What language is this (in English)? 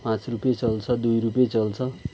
Nepali